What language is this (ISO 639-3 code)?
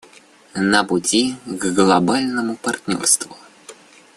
rus